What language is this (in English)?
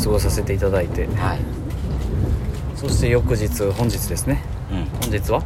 Japanese